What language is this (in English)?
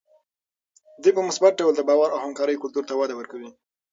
Pashto